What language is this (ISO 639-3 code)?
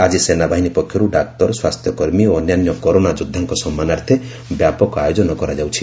ori